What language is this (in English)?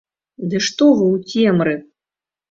Belarusian